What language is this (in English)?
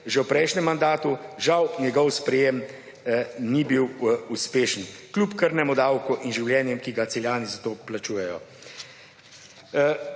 Slovenian